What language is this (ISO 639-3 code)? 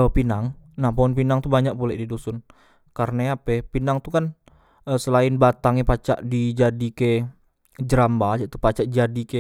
mui